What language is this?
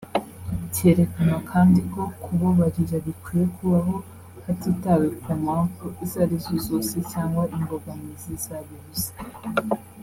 Kinyarwanda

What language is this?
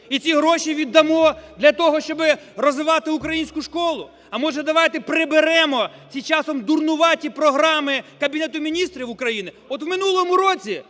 Ukrainian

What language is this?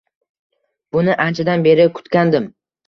Uzbek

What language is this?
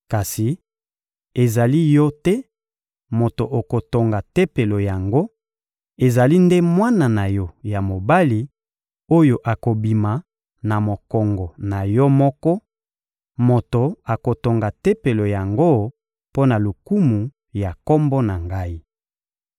Lingala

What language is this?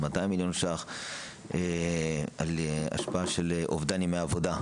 Hebrew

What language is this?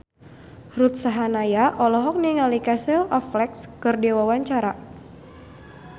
Sundanese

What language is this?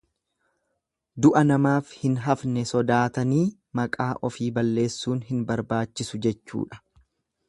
Oromo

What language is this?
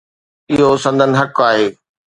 Sindhi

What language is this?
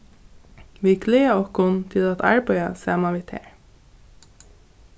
Faroese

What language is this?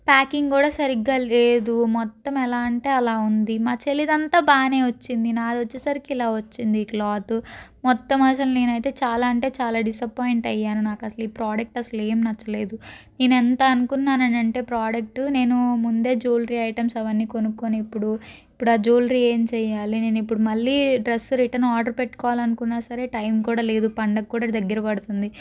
Telugu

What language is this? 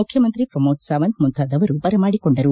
Kannada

